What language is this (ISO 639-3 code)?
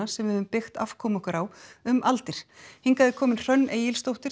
isl